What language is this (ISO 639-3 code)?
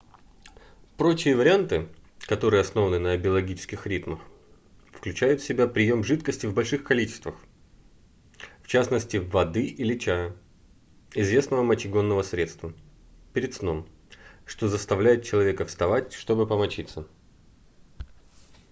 rus